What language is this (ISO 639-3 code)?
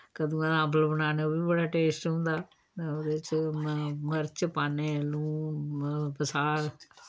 doi